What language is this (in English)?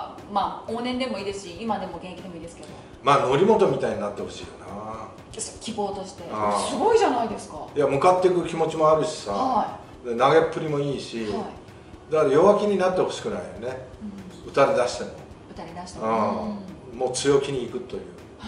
Japanese